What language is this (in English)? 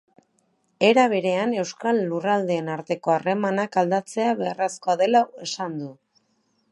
Basque